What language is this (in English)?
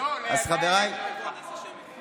Hebrew